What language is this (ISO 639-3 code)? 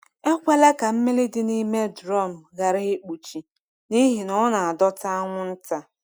ibo